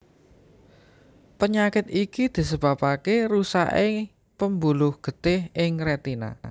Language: Javanese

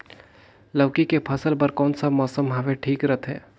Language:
Chhattisgarhi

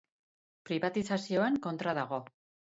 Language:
Basque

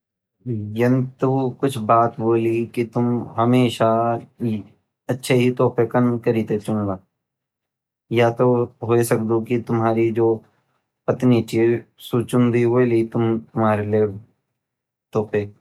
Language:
Garhwali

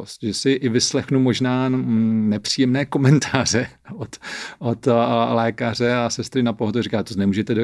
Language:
Czech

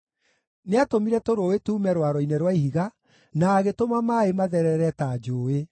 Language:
Kikuyu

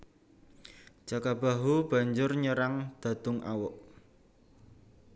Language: Javanese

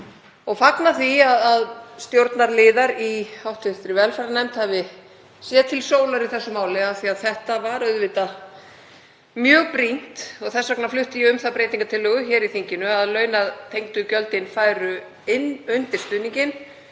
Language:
Icelandic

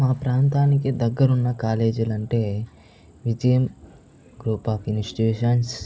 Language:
Telugu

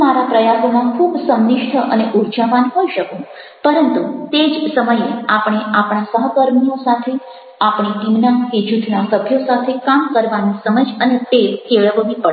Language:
Gujarati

